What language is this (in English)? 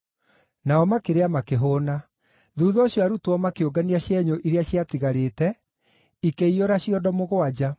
Kikuyu